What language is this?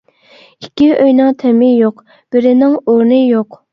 Uyghur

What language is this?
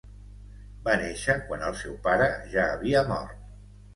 Catalan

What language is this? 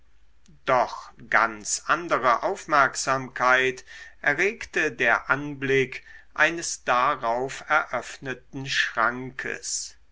German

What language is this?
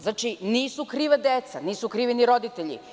Serbian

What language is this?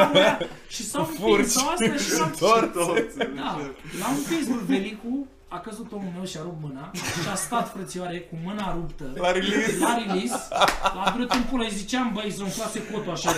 Romanian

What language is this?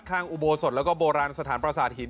Thai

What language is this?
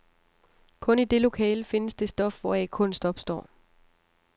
Danish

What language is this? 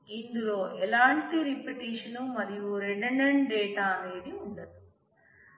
Telugu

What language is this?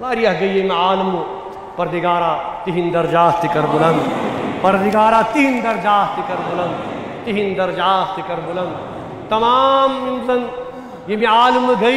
Arabic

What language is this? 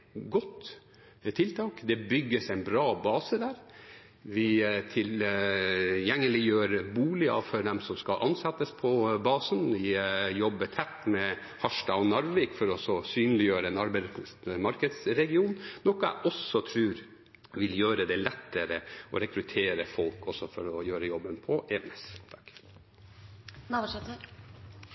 Norwegian Bokmål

